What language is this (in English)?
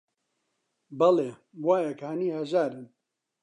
Central Kurdish